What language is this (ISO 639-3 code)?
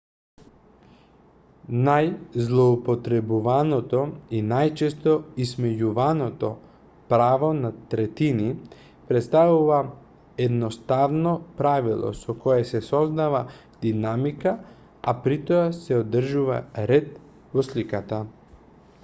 mkd